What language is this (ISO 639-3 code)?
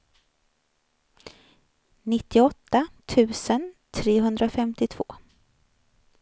swe